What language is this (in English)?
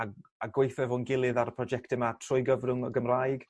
Welsh